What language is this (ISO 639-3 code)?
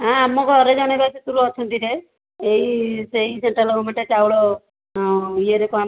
ori